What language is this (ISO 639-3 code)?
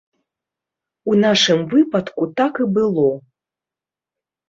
bel